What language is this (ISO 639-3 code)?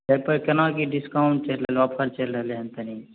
mai